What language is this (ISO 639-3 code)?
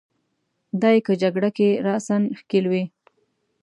pus